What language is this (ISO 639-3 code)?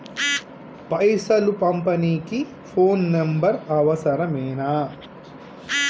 tel